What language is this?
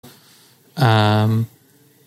Hebrew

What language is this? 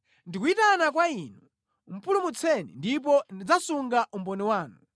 Nyanja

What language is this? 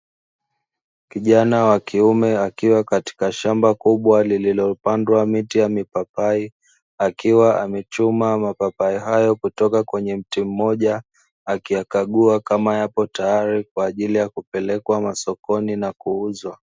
Swahili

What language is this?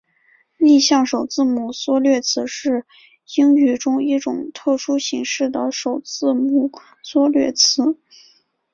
Chinese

